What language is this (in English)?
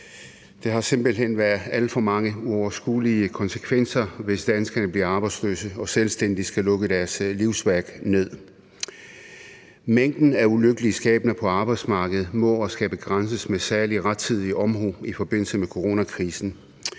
Danish